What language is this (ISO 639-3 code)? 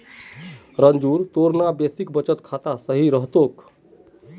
mag